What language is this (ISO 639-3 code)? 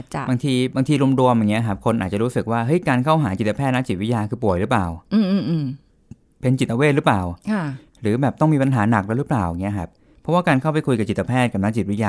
tha